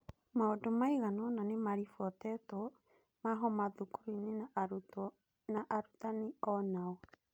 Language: Kikuyu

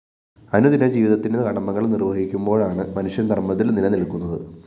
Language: Malayalam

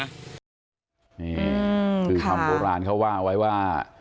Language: Thai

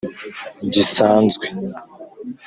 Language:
Kinyarwanda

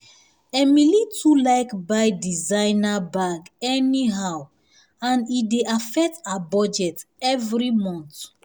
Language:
Nigerian Pidgin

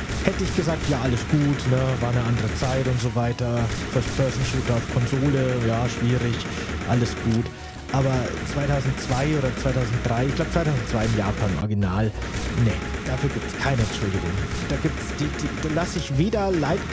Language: German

